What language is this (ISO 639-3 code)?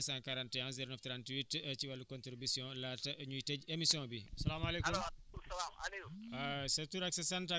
wol